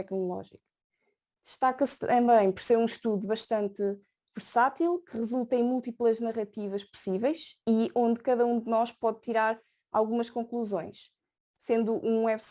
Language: Portuguese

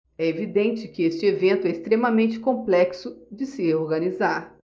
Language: Portuguese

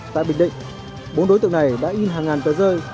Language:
Vietnamese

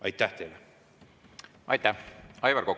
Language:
Estonian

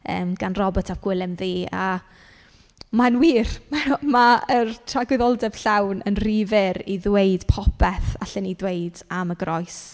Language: Welsh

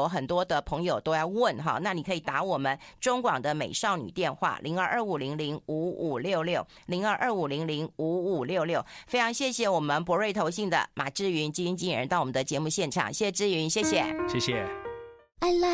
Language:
Chinese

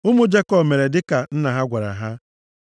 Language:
Igbo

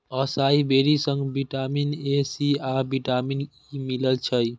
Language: Maithili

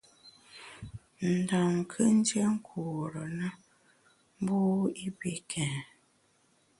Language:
Bamun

